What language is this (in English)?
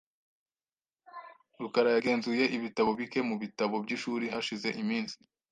Kinyarwanda